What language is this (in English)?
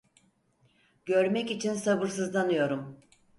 Turkish